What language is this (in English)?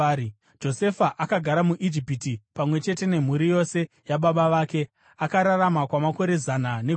Shona